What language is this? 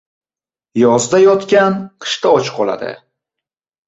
Uzbek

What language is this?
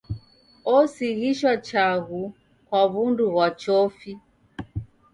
Taita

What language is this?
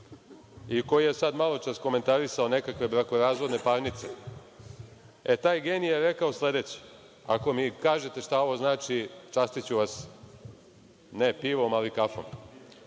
Serbian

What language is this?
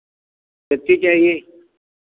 Hindi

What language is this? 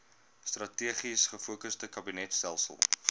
Afrikaans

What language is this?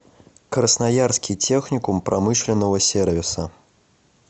Russian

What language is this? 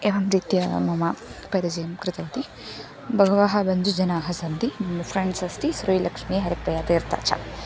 Sanskrit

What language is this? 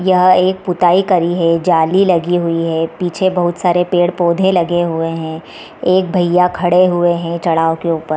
Hindi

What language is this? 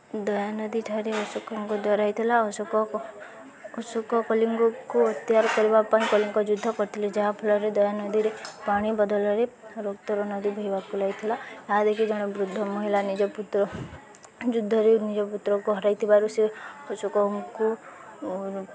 Odia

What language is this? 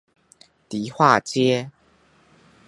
Chinese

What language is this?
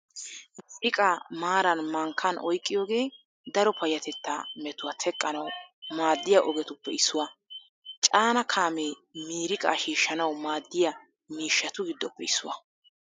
Wolaytta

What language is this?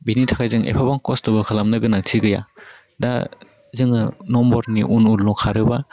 Bodo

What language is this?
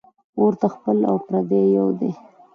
Pashto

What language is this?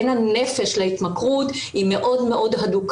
Hebrew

